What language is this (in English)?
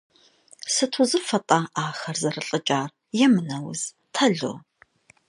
Kabardian